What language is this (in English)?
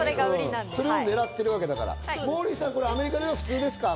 Japanese